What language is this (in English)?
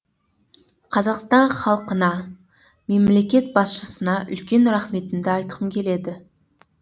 Kazakh